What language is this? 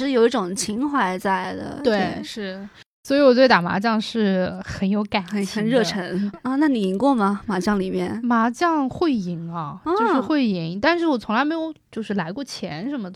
Chinese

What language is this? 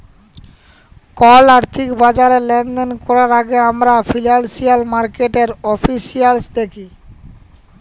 Bangla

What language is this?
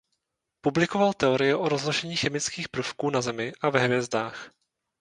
Czech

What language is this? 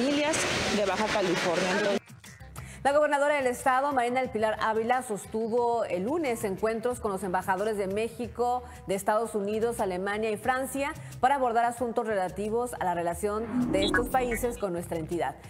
Spanish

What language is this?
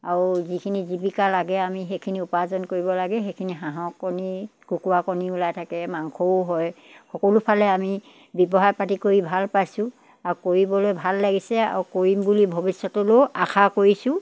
Assamese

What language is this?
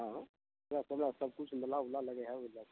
Maithili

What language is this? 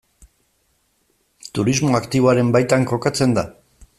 Basque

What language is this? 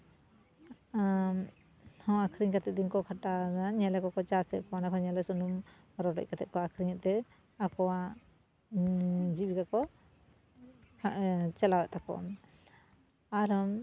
Santali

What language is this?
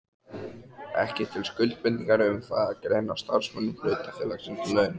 Icelandic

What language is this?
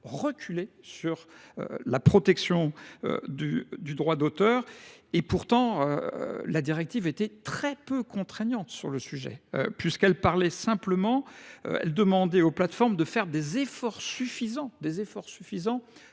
French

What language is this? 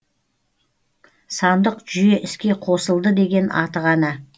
Kazakh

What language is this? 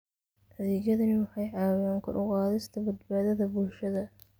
Somali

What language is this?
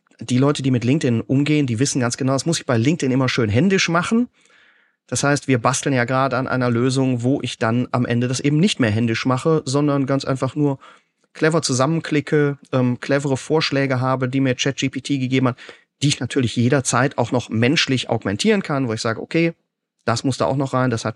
German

